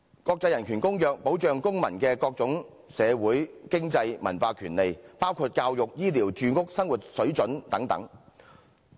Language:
Cantonese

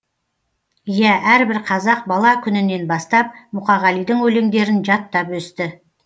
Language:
Kazakh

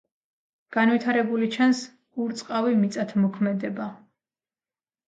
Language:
Georgian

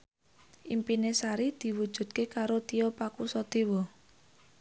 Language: Javanese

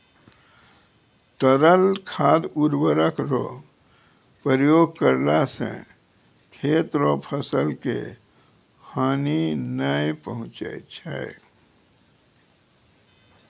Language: Maithili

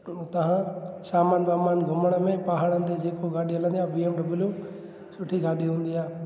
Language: Sindhi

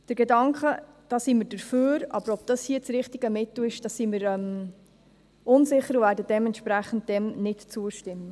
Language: Swiss German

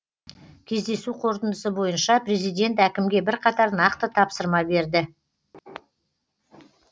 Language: Kazakh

